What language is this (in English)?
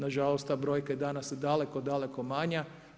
Croatian